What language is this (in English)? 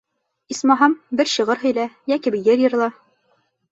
Bashkir